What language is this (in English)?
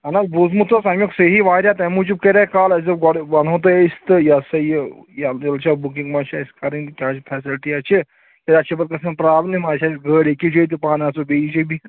Kashmiri